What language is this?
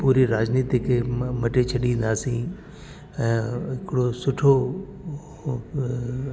Sindhi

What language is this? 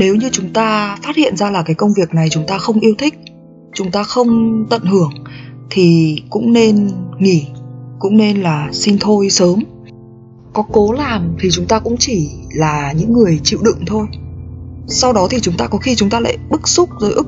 Vietnamese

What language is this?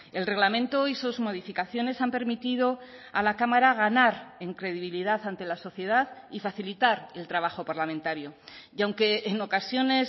Spanish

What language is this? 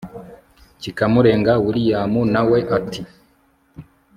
Kinyarwanda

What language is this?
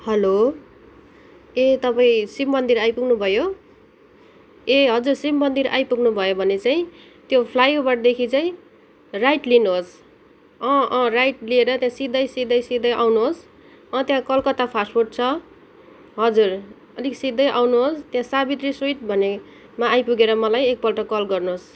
Nepali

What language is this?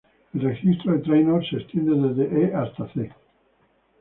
Spanish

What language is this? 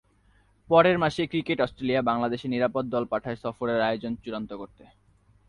Bangla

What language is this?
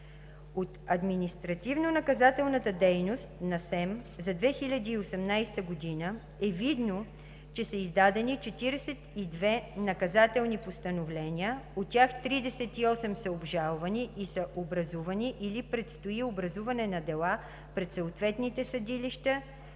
Bulgarian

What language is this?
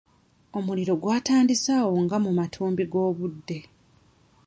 Ganda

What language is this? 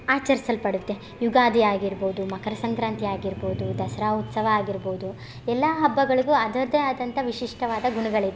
Kannada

